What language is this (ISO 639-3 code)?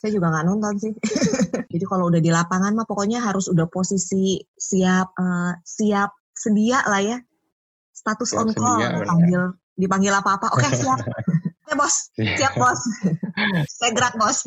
ind